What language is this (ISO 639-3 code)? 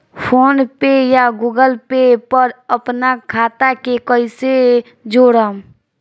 bho